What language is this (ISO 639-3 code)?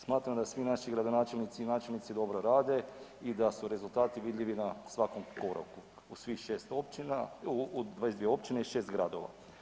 hrv